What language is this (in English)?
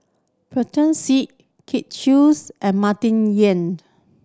English